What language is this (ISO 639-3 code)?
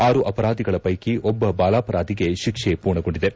kan